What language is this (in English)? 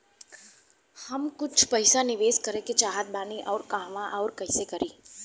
Bhojpuri